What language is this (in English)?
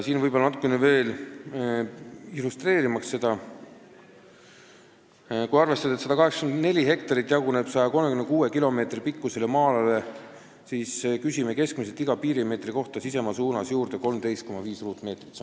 Estonian